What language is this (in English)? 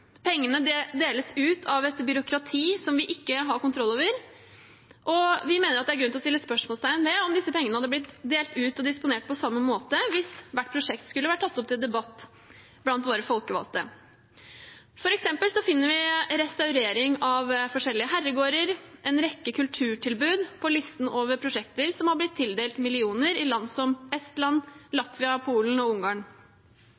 Norwegian Bokmål